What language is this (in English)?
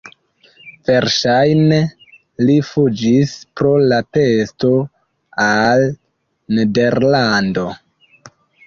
Esperanto